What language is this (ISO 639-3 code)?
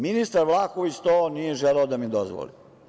srp